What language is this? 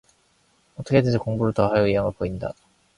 Korean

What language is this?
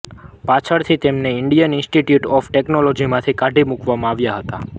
Gujarati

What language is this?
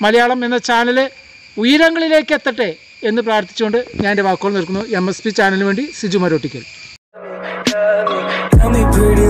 Japanese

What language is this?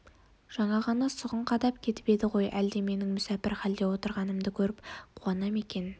Kazakh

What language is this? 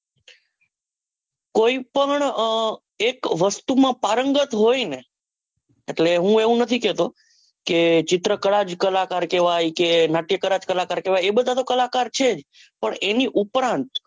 Gujarati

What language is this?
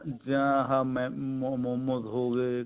Punjabi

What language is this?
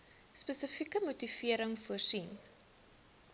Afrikaans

